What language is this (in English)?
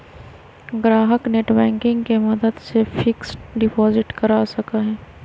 Magahi